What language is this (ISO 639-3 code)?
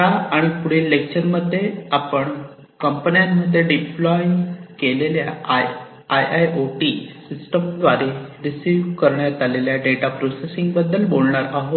mar